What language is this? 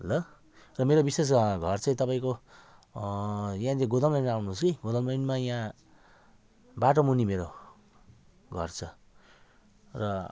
Nepali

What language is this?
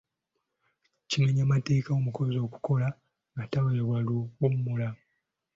Ganda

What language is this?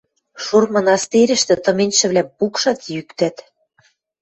Western Mari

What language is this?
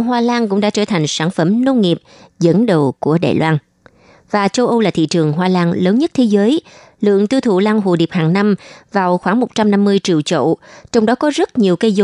Vietnamese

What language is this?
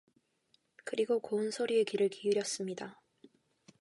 Korean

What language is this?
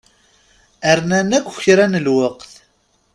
Kabyle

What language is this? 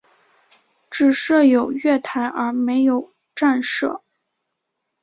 Chinese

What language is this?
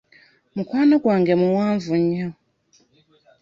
Ganda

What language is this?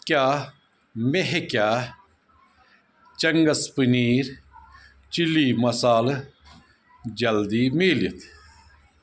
Kashmiri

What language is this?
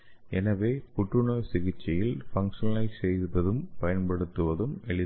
Tamil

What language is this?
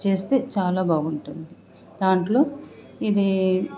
Telugu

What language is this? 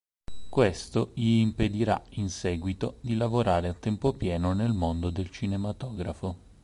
Italian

